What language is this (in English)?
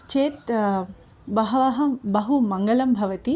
Sanskrit